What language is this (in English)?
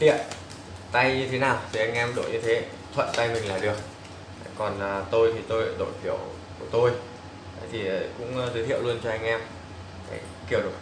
Vietnamese